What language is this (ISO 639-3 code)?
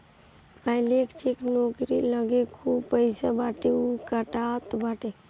bho